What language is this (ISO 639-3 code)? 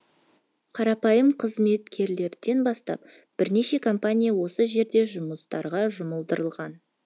kaz